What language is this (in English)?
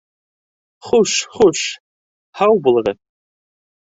Bashkir